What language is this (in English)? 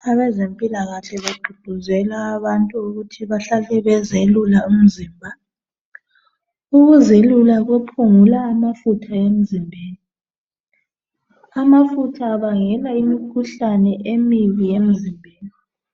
North Ndebele